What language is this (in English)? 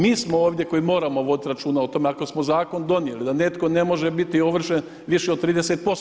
Croatian